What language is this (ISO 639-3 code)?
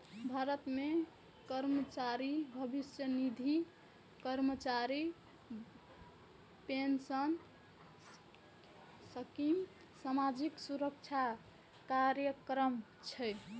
mai